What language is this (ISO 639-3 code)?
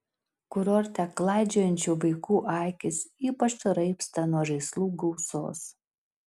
lit